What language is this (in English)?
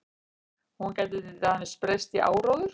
Icelandic